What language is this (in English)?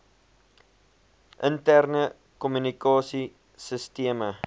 Afrikaans